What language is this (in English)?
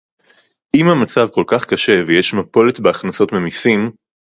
Hebrew